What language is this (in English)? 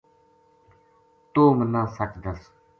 Gujari